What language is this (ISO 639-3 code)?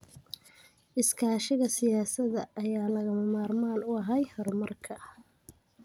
som